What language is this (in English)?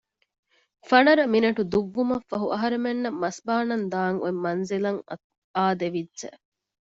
Divehi